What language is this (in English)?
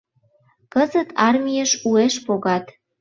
Mari